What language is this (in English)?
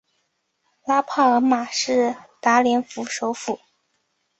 Chinese